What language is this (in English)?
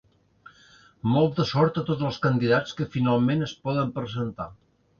Catalan